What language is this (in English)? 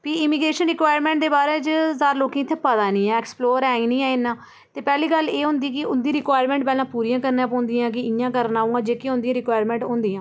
Dogri